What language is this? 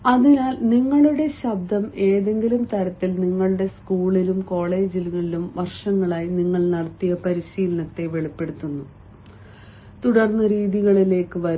Malayalam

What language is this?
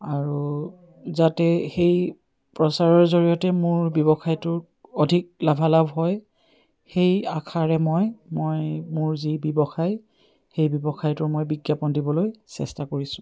Assamese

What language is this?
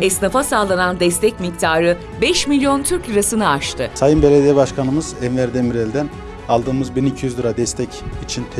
Turkish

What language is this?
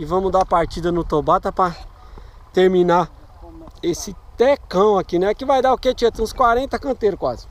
Portuguese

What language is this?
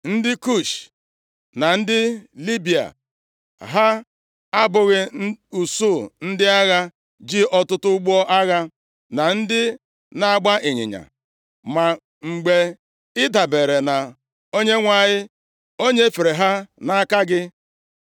Igbo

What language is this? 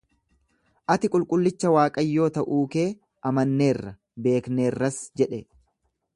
Oromo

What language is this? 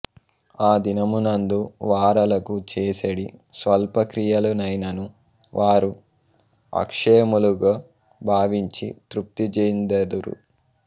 Telugu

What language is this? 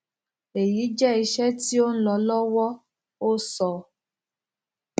Yoruba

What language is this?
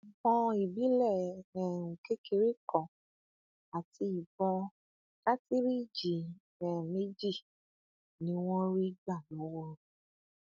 Yoruba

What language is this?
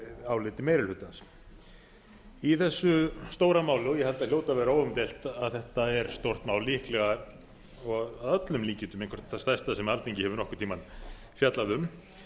Icelandic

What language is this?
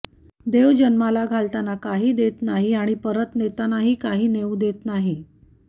Marathi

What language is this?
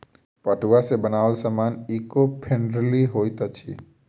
Maithili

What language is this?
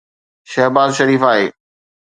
Sindhi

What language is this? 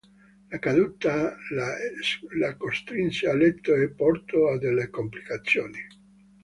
Italian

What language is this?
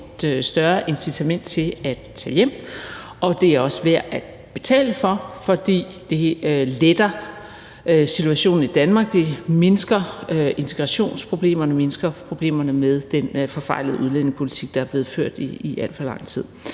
Danish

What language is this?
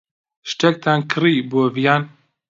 Central Kurdish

